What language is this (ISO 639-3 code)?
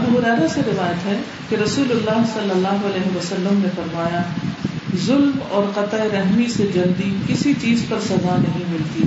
urd